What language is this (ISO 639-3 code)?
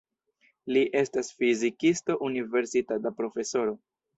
epo